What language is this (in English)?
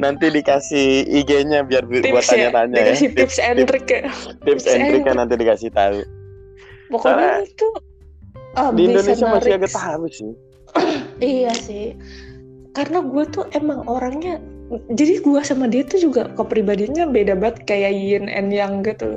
Indonesian